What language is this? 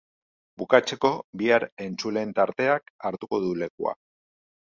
Basque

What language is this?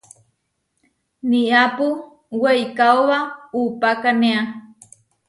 Huarijio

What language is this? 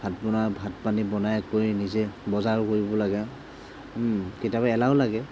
Assamese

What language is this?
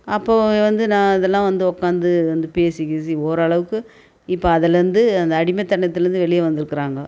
Tamil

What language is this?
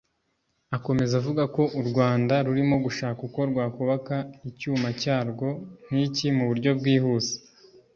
Kinyarwanda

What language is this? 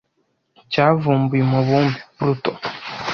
Kinyarwanda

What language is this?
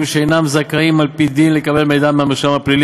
Hebrew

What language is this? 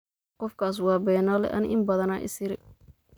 Somali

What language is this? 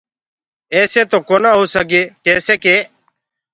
Gurgula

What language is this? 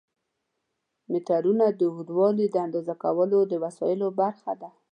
Pashto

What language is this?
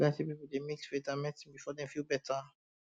Nigerian Pidgin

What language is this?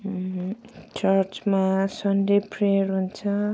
Nepali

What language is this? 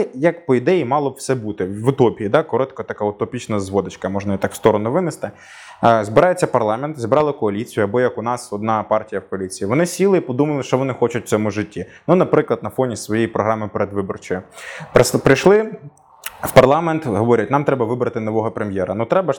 Ukrainian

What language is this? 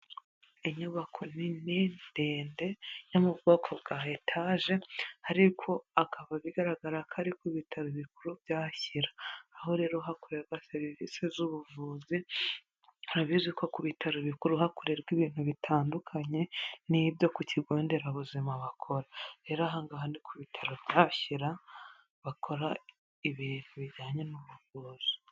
Kinyarwanda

